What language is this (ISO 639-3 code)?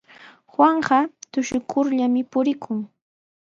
qws